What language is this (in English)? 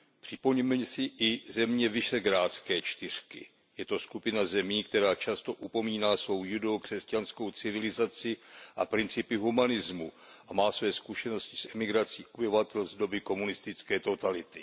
Czech